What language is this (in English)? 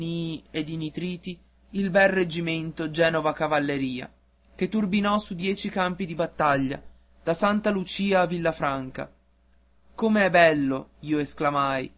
Italian